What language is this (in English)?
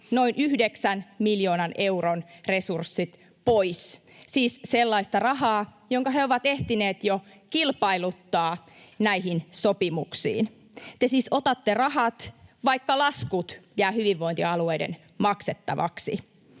Finnish